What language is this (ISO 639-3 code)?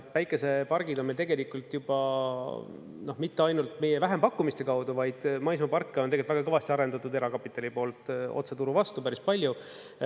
est